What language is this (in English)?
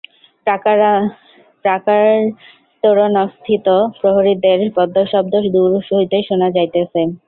Bangla